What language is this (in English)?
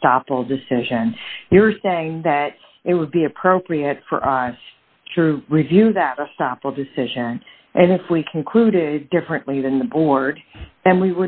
English